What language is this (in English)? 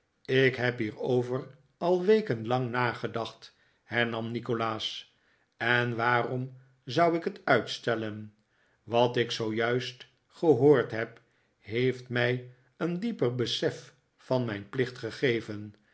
Dutch